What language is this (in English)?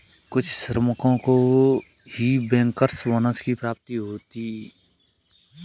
Hindi